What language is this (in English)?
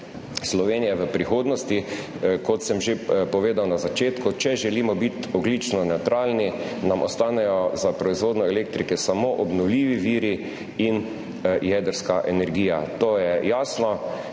Slovenian